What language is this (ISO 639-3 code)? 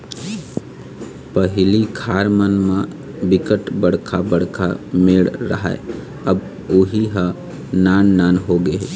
hne